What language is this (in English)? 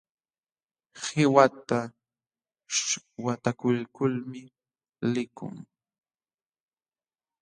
Jauja Wanca Quechua